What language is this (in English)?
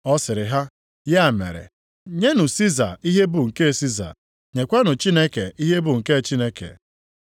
Igbo